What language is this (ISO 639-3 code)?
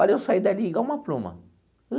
por